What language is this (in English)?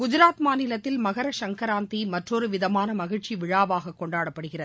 Tamil